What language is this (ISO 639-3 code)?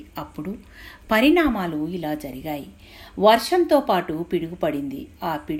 tel